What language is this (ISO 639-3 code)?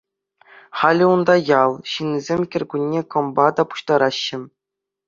chv